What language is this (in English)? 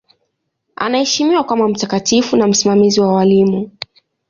Swahili